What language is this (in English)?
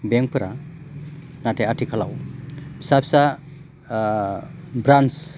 Bodo